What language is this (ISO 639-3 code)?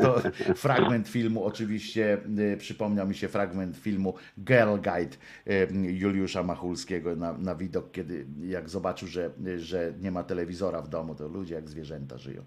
pol